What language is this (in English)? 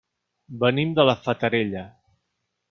Catalan